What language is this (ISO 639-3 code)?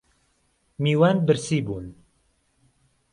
ckb